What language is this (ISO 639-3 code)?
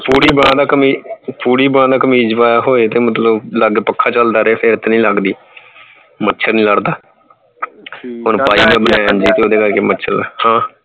pan